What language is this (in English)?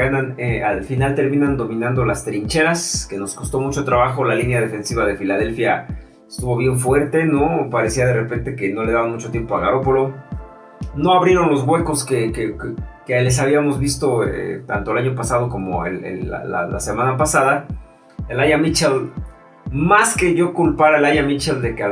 Spanish